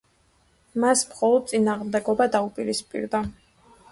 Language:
Georgian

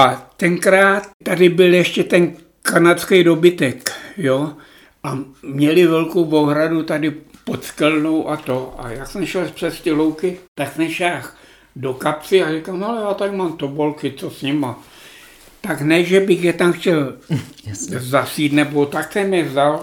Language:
Czech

